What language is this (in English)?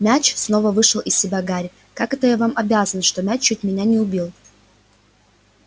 Russian